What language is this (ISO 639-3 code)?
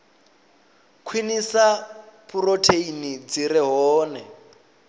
ven